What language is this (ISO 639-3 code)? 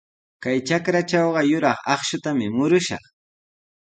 qws